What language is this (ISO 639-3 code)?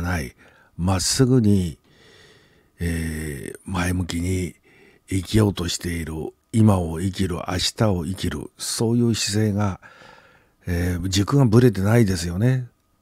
jpn